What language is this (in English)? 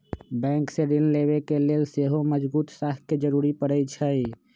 Magahi